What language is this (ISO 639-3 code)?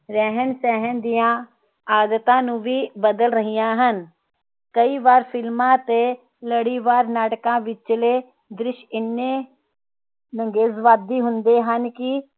pan